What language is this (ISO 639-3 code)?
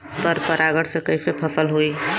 bho